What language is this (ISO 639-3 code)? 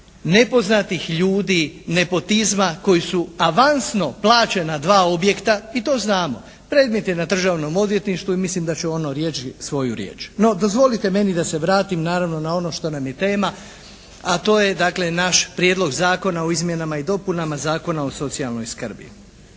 hrv